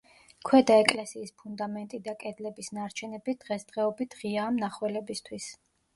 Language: Georgian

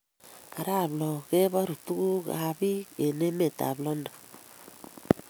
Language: Kalenjin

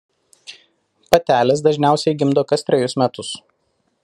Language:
Lithuanian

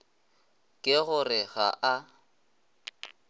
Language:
Northern Sotho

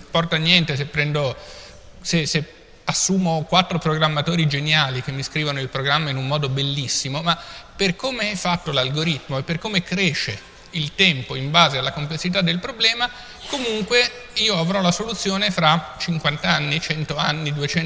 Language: Italian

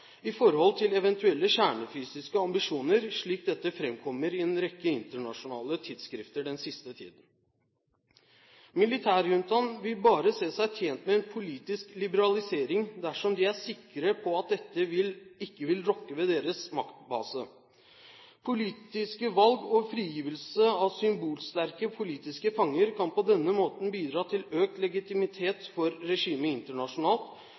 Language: Norwegian Bokmål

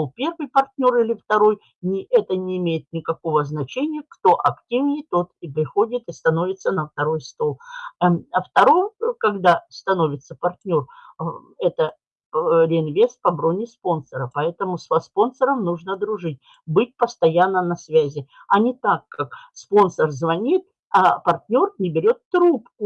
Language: Russian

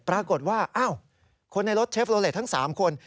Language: Thai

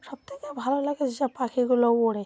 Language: Bangla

